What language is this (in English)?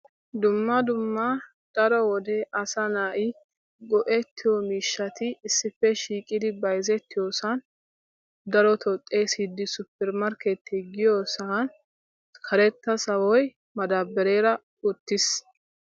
Wolaytta